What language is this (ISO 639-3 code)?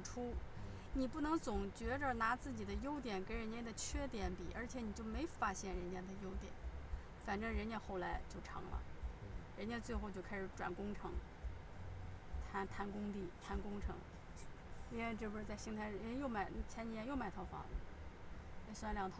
zho